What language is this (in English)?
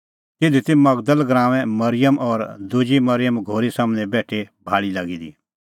Kullu Pahari